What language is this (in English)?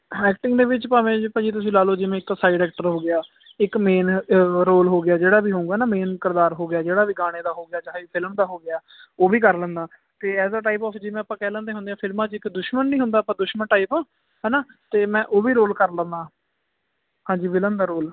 Punjabi